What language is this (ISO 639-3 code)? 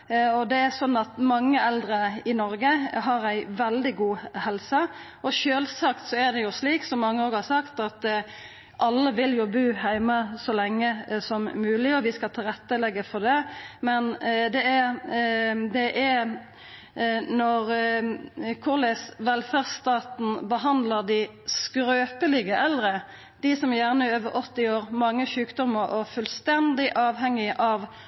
nno